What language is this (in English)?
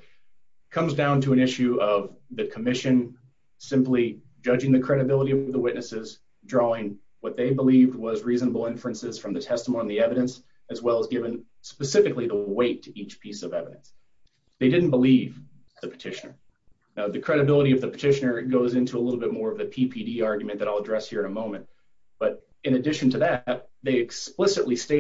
English